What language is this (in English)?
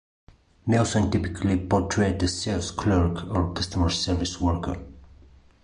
English